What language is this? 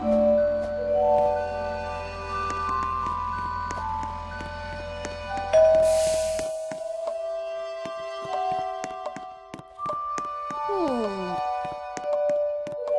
Spanish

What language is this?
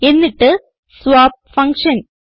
Malayalam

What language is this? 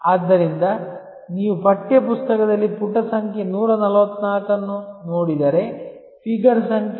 Kannada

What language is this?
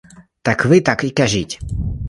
Ukrainian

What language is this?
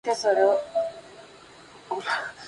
Spanish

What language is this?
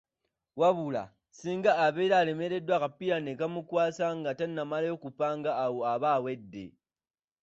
Ganda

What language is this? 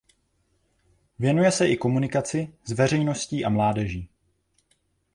Czech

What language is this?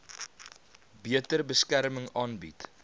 Afrikaans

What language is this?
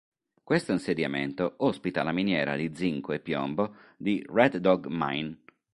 Italian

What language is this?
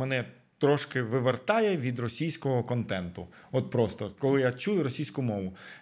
Ukrainian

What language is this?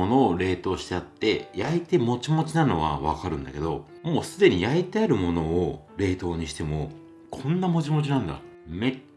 Japanese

